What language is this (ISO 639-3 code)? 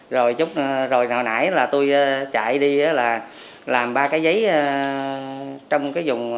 vie